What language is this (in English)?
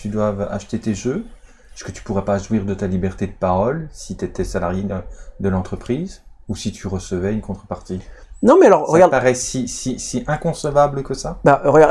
French